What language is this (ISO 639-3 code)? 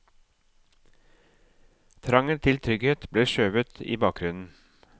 nor